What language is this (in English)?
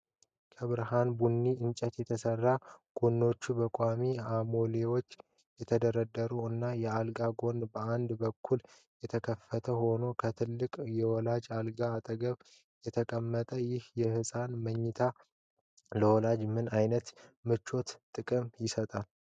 Amharic